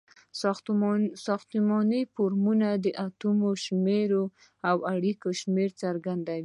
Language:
Pashto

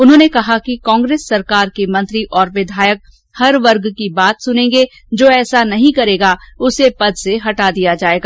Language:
Hindi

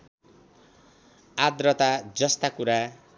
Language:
Nepali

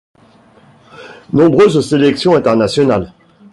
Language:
French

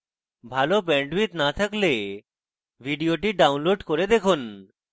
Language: Bangla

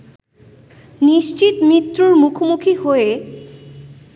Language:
Bangla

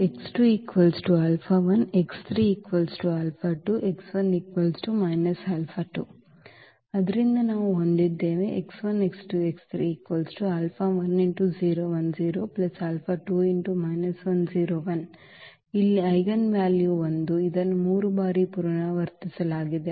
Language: Kannada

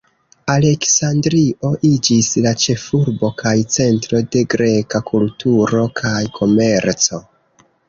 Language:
Esperanto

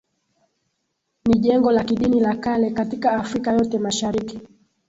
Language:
Swahili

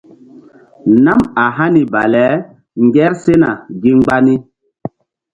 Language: Mbum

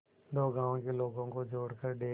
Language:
Hindi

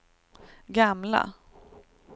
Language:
Swedish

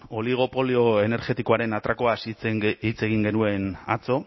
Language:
Basque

